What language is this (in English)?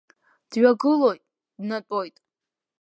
Abkhazian